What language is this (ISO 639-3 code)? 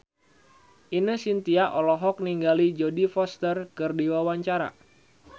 sun